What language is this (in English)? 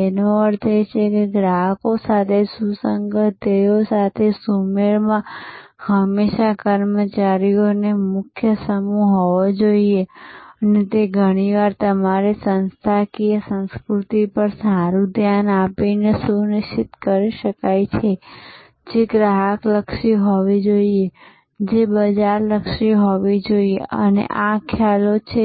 Gujarati